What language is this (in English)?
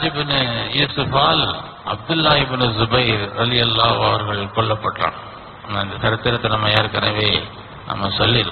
Arabic